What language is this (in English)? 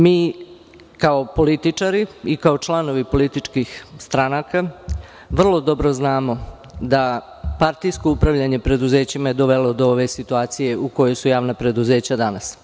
Serbian